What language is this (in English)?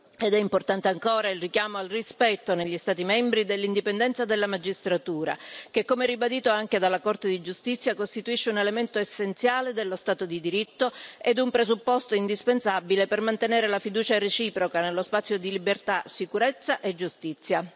Italian